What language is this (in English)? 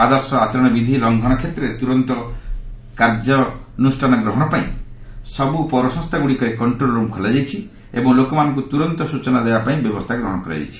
Odia